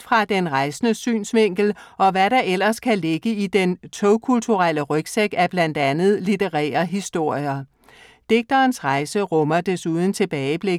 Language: Danish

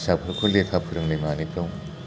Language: Bodo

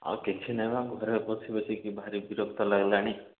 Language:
Odia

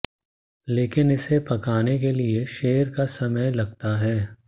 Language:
Hindi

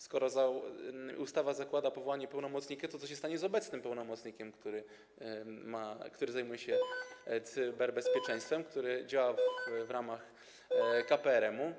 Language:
Polish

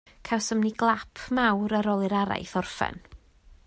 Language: Welsh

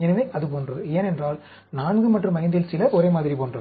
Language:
Tamil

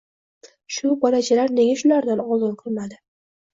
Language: Uzbek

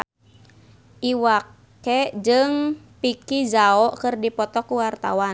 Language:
Sundanese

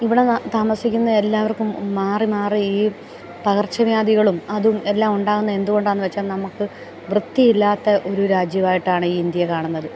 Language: Malayalam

